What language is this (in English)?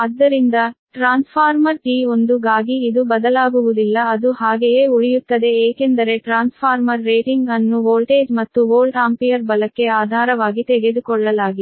Kannada